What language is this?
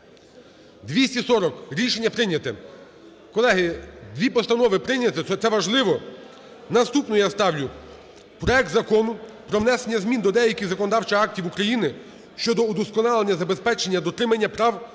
Ukrainian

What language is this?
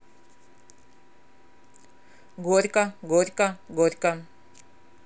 Russian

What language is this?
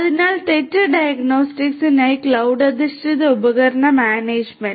Malayalam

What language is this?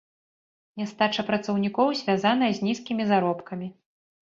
Belarusian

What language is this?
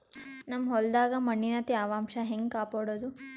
Kannada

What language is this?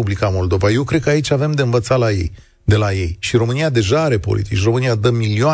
Romanian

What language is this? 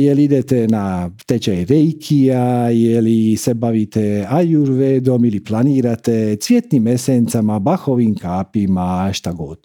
Croatian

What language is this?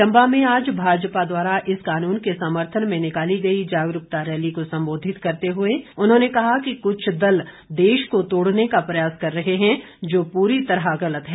Hindi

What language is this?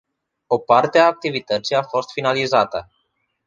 Romanian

